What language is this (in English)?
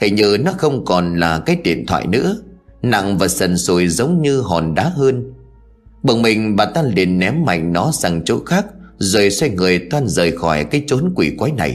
Vietnamese